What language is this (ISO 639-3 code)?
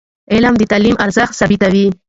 pus